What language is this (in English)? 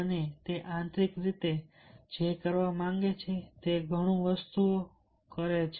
Gujarati